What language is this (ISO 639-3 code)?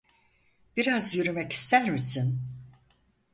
tur